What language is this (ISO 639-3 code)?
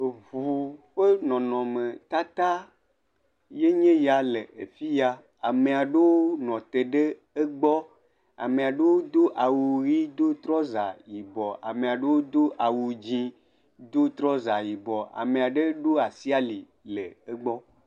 ewe